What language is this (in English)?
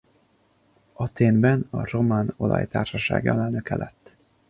Hungarian